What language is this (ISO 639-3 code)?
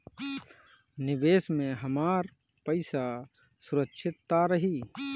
bho